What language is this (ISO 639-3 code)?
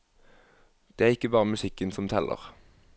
nor